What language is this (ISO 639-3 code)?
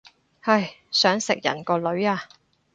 yue